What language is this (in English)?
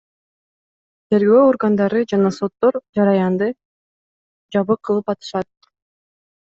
Kyrgyz